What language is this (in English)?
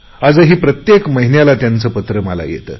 Marathi